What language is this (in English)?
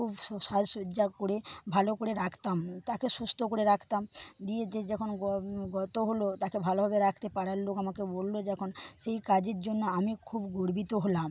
Bangla